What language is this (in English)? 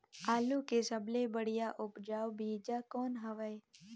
Chhattisgarhi